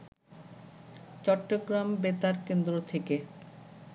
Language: Bangla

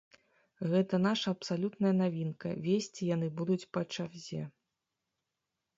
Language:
Belarusian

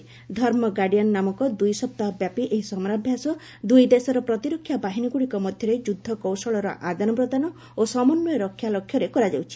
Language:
Odia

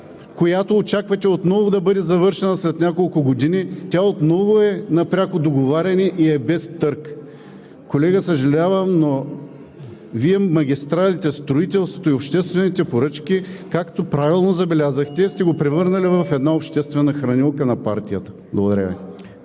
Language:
Bulgarian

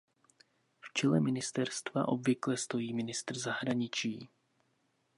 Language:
Czech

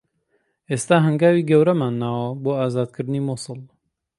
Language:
Central Kurdish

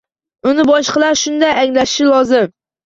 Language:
Uzbek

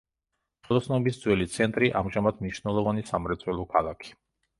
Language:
Georgian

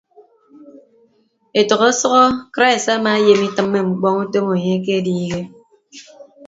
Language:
Ibibio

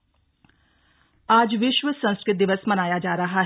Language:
Hindi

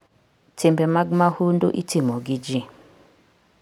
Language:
Luo (Kenya and Tanzania)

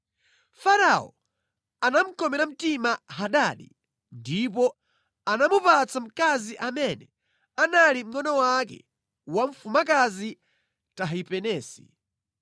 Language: Nyanja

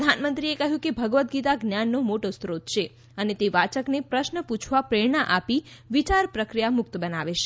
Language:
Gujarati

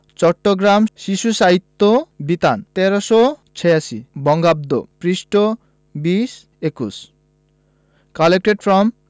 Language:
Bangla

